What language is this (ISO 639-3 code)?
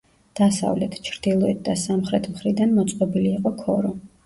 kat